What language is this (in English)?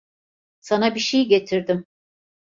Turkish